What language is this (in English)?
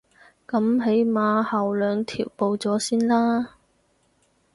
Cantonese